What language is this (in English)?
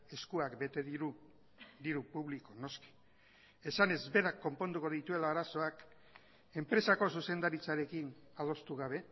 Basque